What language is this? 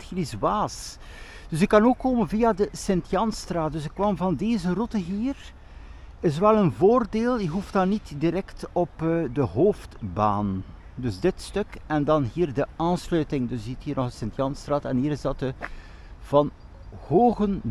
Dutch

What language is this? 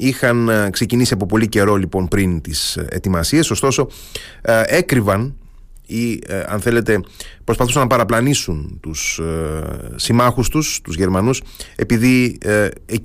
Greek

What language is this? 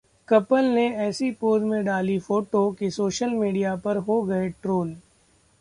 Hindi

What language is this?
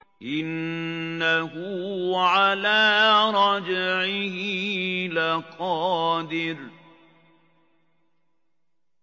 Arabic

